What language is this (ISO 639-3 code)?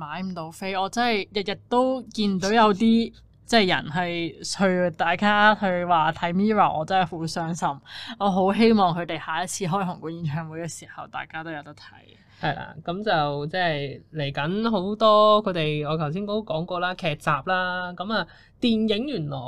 zho